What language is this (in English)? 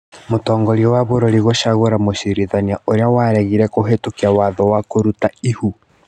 Kikuyu